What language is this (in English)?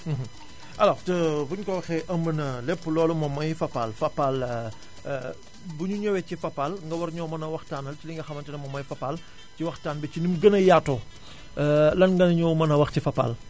Wolof